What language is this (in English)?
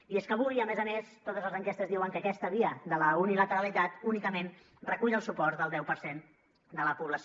Catalan